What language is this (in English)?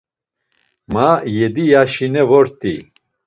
Laz